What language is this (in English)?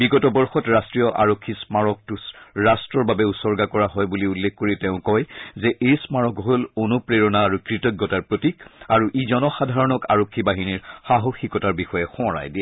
Assamese